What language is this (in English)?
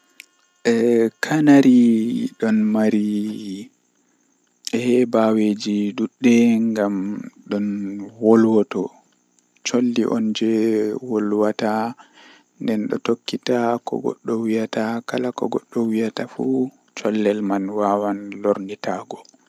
Western Niger Fulfulde